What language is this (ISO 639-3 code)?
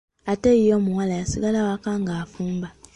lug